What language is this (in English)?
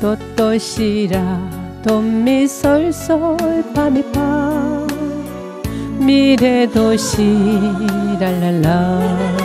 Vietnamese